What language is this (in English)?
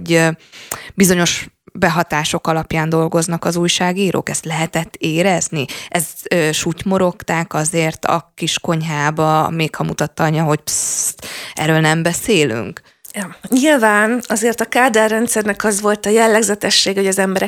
Hungarian